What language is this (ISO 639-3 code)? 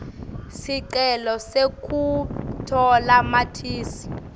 ssw